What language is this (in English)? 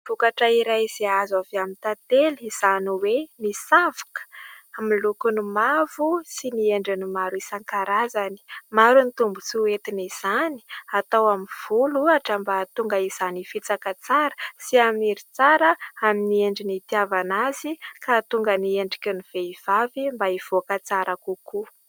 Malagasy